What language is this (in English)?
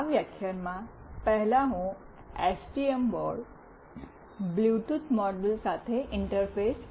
Gujarati